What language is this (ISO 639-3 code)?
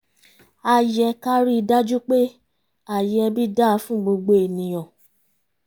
yor